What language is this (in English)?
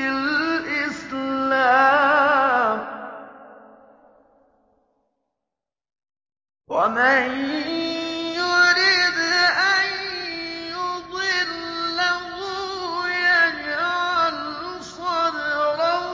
Arabic